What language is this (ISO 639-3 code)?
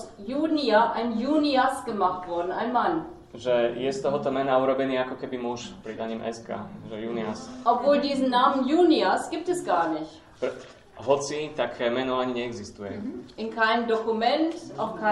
slk